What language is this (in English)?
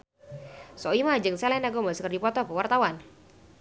Sundanese